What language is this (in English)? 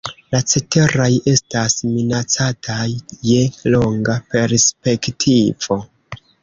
Esperanto